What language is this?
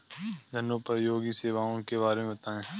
Hindi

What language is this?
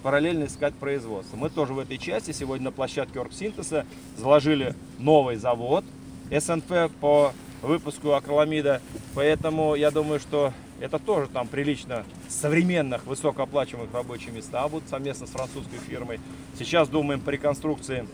Russian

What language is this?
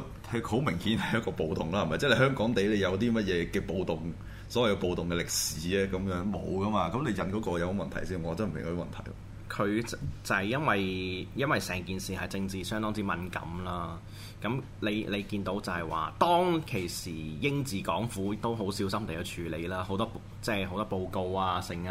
Chinese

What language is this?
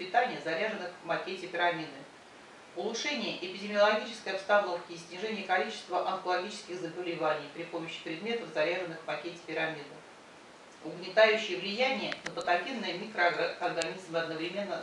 Russian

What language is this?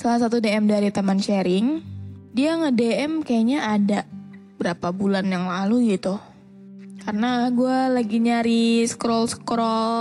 Indonesian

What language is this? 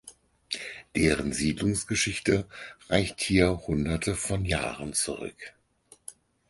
German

